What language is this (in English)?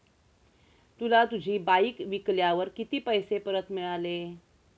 Marathi